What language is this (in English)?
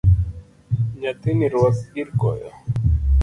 Luo (Kenya and Tanzania)